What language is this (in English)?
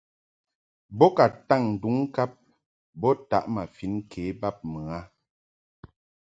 Mungaka